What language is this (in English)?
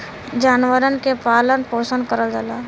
Bhojpuri